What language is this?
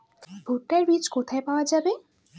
Bangla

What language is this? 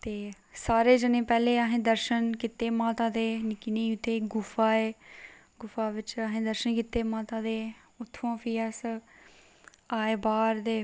Dogri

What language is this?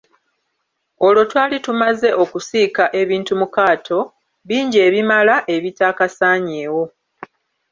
Ganda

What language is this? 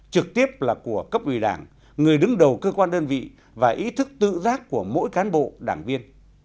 Vietnamese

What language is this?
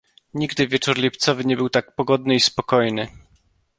Polish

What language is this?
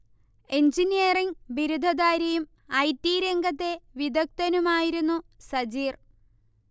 Malayalam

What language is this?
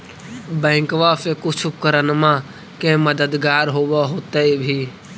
Magahi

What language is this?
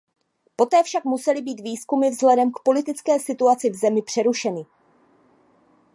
Czech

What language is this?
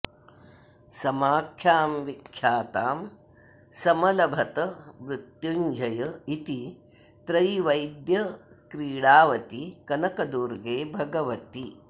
Sanskrit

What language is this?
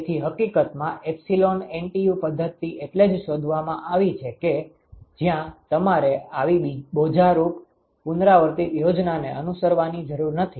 Gujarati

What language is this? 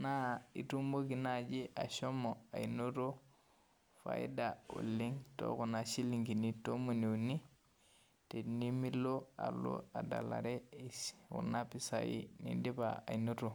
Masai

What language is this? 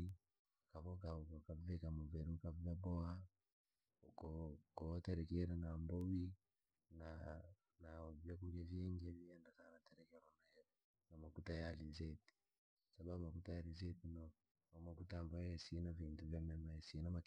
Langi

